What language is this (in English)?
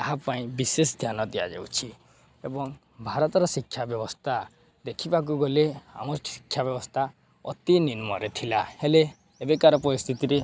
Odia